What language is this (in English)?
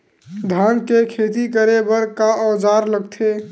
Chhattisgarhi